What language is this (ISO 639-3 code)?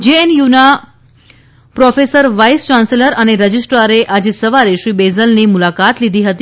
guj